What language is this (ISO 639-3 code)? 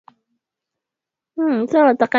swa